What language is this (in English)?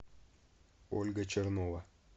Russian